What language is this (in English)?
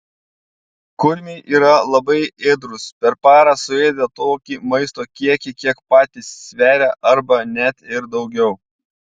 Lithuanian